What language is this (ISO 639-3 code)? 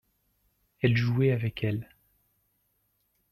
fra